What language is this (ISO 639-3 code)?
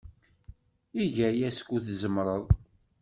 kab